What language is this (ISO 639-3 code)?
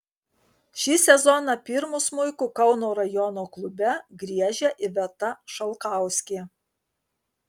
lit